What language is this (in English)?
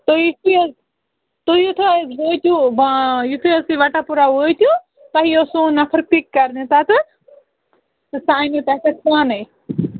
Kashmiri